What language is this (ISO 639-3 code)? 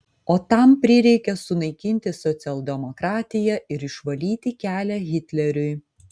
lit